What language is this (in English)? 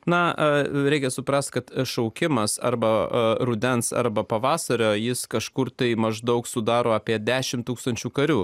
Lithuanian